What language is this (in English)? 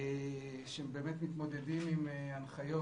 Hebrew